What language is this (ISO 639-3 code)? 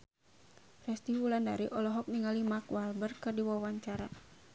sun